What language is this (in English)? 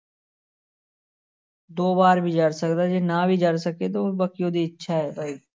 Punjabi